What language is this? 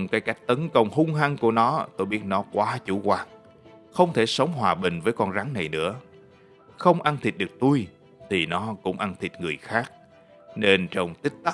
Vietnamese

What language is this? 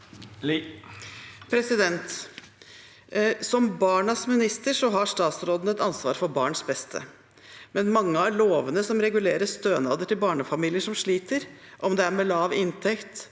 Norwegian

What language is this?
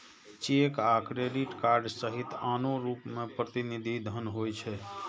Maithili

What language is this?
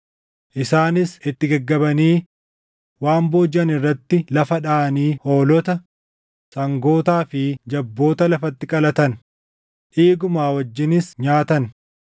Oromo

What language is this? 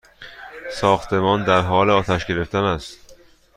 Persian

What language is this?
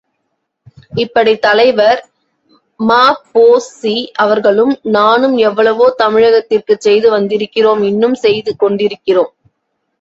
Tamil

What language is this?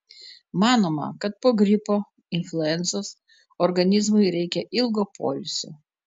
Lithuanian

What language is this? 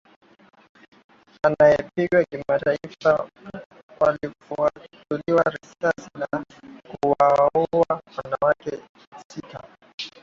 Swahili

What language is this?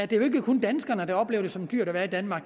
Danish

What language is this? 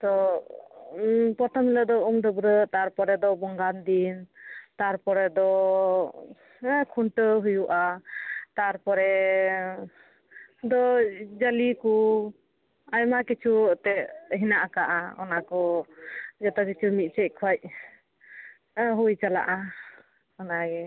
Santali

